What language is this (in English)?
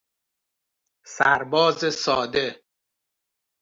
Persian